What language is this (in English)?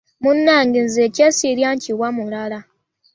Ganda